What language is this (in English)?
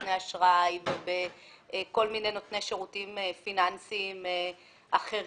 Hebrew